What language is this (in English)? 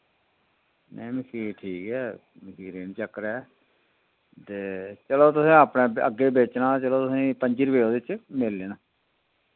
Dogri